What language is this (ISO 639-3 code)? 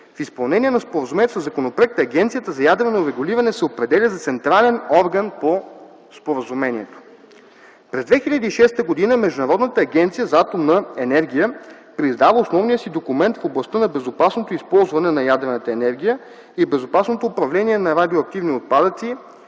bul